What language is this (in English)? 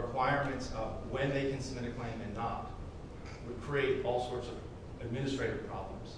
English